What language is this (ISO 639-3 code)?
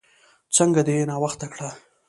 pus